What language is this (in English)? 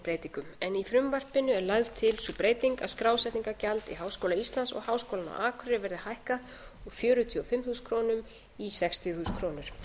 Icelandic